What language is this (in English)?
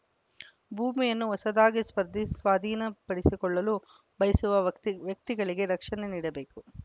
Kannada